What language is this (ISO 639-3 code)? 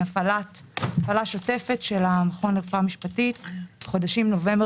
heb